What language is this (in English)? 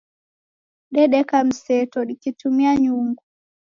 Taita